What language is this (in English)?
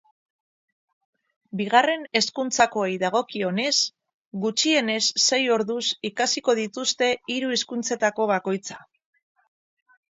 Basque